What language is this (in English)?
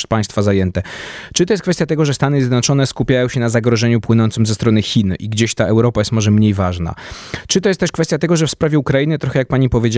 Polish